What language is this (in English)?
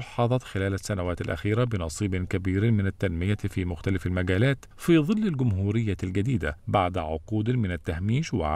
Arabic